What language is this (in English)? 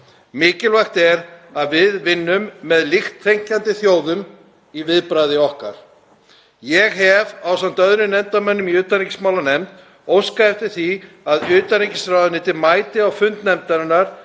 Icelandic